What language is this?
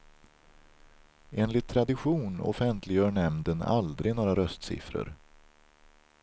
Swedish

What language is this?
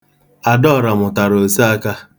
Igbo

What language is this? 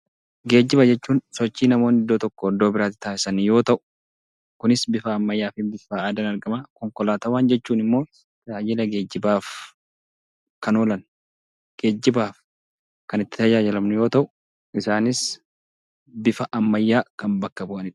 Oromo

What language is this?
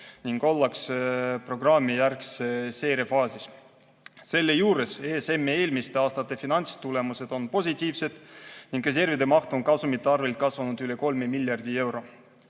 Estonian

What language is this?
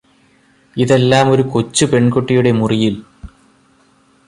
Malayalam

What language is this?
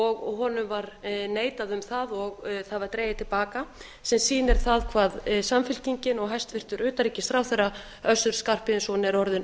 Icelandic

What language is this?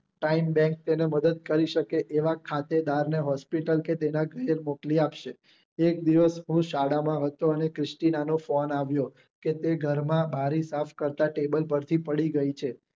Gujarati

